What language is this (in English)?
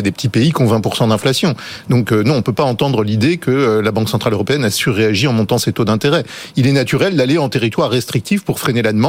French